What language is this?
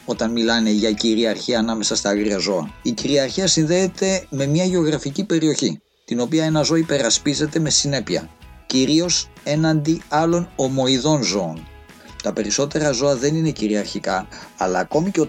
Greek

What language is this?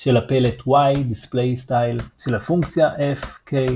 Hebrew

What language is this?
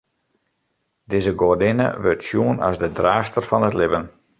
Western Frisian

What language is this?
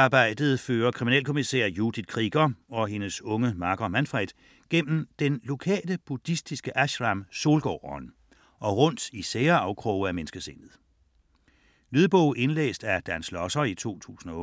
Danish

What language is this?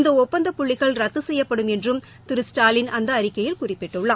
Tamil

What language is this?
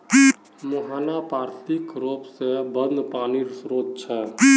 Magahi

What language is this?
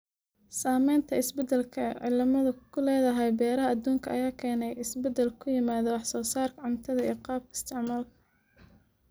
Somali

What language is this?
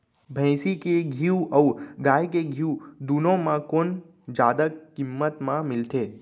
Chhattisgarhi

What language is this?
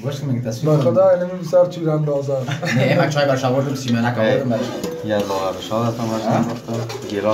Persian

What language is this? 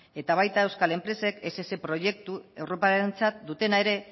Basque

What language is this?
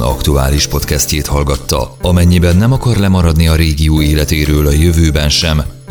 Hungarian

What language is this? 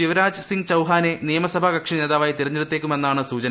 Malayalam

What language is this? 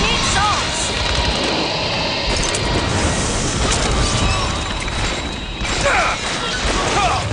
Korean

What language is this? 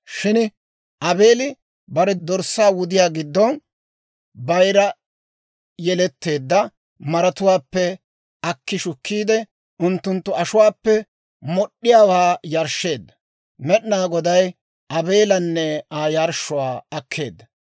Dawro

